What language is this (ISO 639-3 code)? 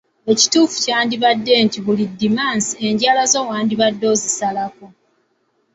lug